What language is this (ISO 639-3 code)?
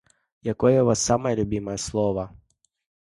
bel